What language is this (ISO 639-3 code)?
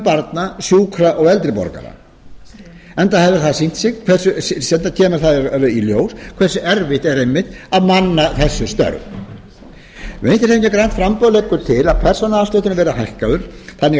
isl